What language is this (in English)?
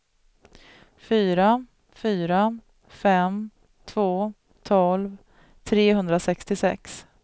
Swedish